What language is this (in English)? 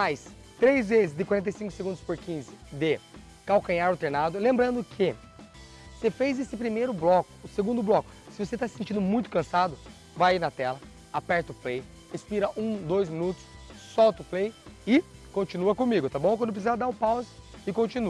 Portuguese